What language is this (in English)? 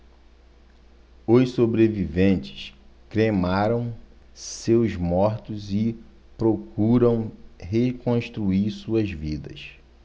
Portuguese